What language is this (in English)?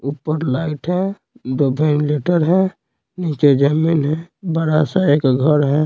Hindi